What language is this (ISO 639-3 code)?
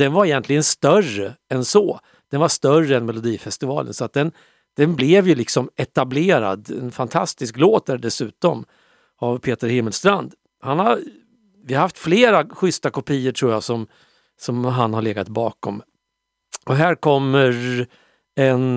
swe